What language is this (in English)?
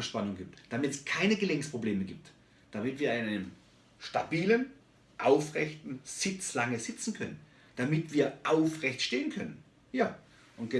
German